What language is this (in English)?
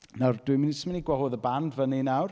Welsh